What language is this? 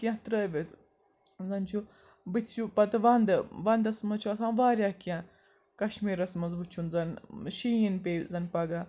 Kashmiri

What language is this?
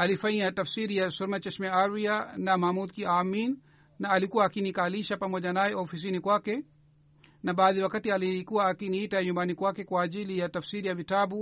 Swahili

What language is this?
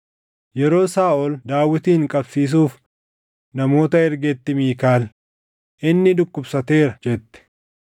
Oromo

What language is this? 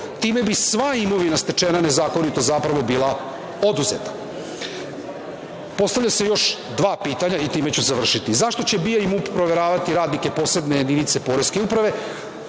Serbian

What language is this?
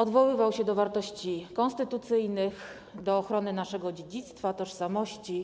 Polish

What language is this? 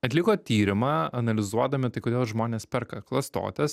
Lithuanian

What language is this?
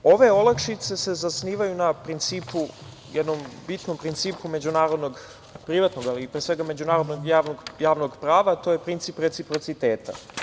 Serbian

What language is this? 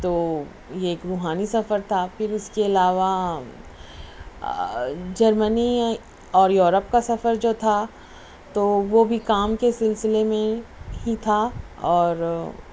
Urdu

